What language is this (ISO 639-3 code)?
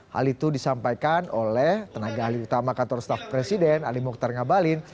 ind